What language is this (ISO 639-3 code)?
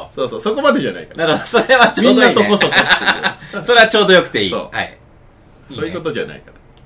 jpn